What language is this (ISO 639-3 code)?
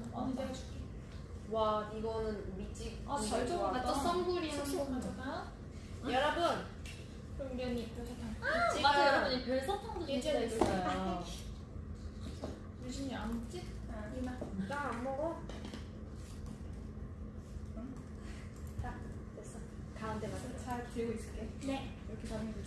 kor